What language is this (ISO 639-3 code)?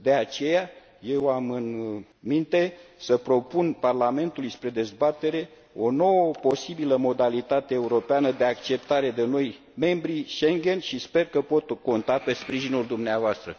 ron